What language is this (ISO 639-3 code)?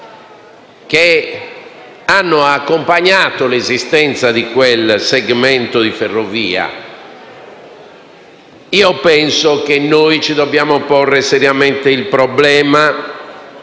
ita